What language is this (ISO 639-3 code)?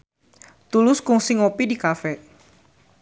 sun